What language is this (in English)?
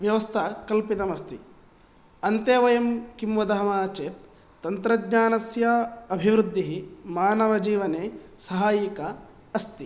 Sanskrit